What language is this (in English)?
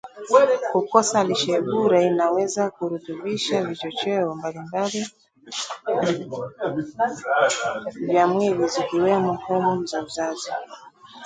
Swahili